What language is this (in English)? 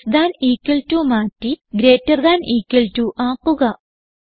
Malayalam